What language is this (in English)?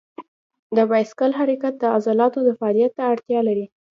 Pashto